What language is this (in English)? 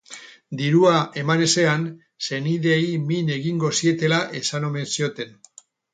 Basque